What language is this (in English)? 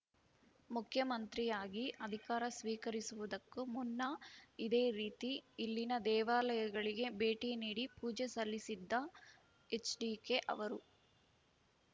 Kannada